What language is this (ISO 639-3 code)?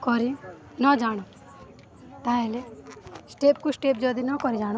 ori